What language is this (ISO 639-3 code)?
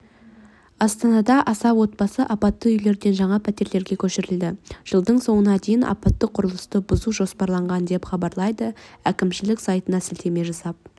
kaz